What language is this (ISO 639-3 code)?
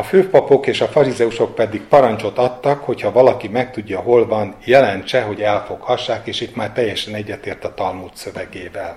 hun